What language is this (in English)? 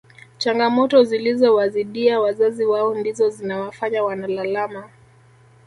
Swahili